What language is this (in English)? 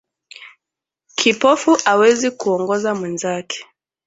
Swahili